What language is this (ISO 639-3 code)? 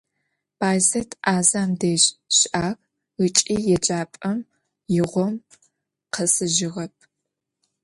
ady